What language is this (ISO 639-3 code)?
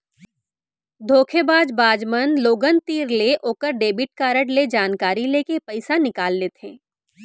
hne